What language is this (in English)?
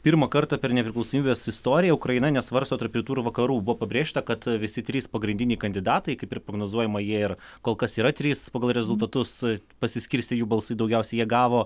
Lithuanian